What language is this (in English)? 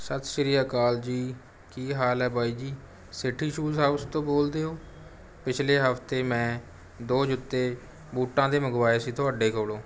Punjabi